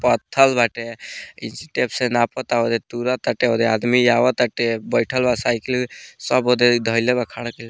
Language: Bhojpuri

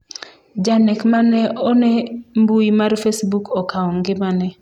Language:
Luo (Kenya and Tanzania)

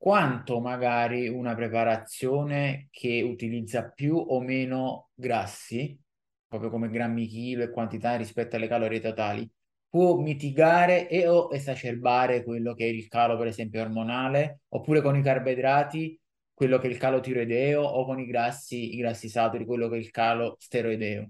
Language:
Italian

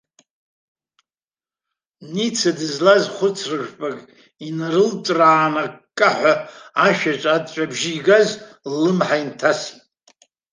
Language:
Abkhazian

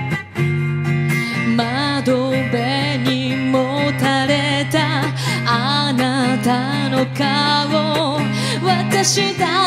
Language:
Japanese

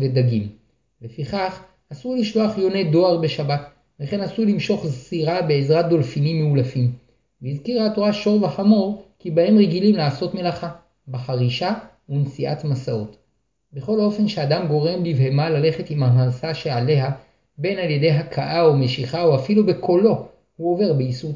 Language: Hebrew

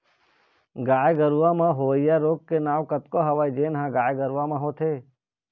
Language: Chhattisgarhi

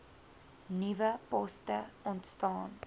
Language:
Afrikaans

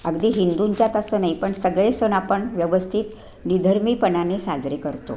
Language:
Marathi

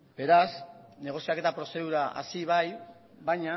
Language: Basque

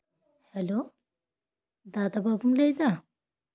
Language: Santali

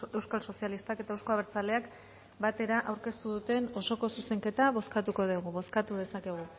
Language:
Basque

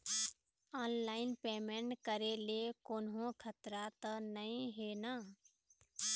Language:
Chhattisgarhi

